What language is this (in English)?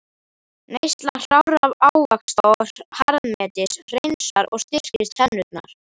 Icelandic